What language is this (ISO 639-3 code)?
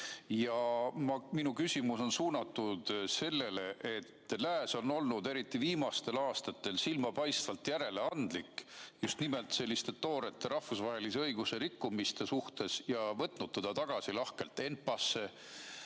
est